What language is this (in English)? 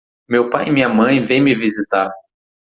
Portuguese